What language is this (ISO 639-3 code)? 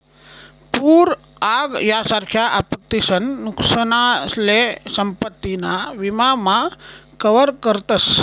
mar